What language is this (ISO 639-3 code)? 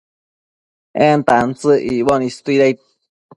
mcf